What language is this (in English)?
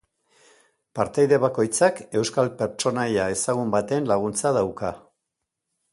Basque